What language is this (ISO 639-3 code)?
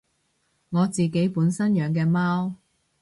yue